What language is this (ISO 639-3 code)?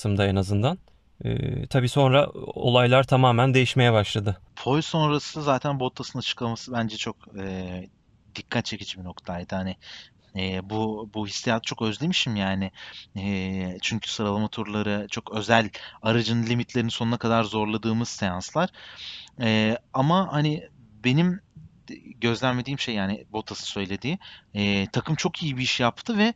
tur